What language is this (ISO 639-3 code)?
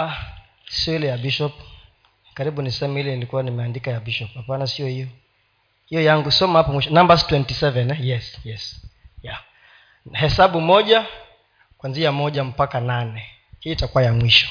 swa